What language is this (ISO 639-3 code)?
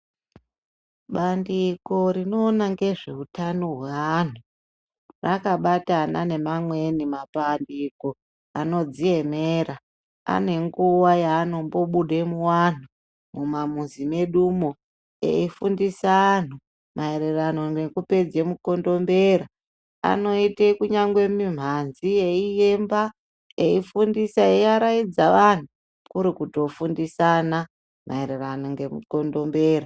ndc